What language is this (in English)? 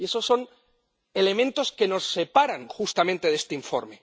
Spanish